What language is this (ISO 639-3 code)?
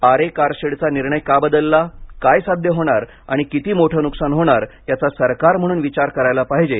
mar